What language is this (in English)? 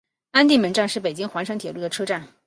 Chinese